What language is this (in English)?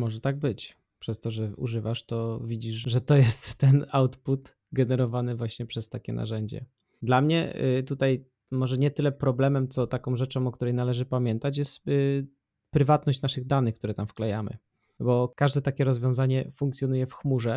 Polish